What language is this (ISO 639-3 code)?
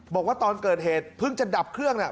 tha